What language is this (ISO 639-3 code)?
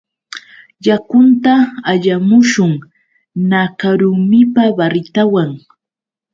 qux